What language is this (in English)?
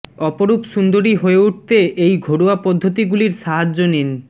Bangla